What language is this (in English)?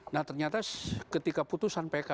Indonesian